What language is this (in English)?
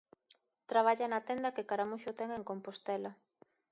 Galician